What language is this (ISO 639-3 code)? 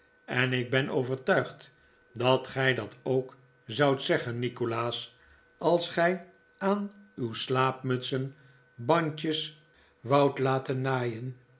nld